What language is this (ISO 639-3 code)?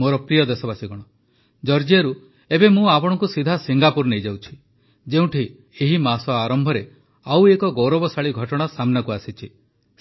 ori